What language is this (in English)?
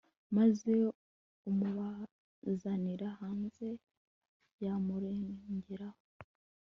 Kinyarwanda